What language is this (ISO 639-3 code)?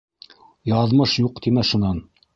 bak